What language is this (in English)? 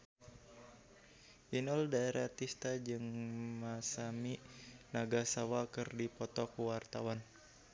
Sundanese